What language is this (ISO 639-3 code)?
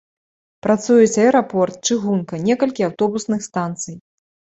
bel